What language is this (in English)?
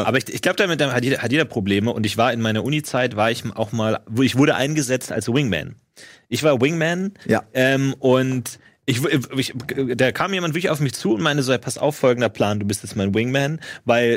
German